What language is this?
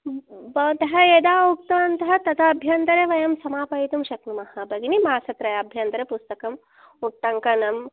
Sanskrit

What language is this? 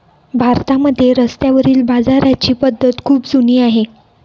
Marathi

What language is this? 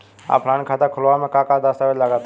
Bhojpuri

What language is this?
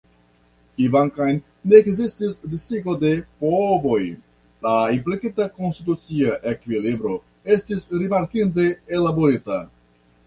Esperanto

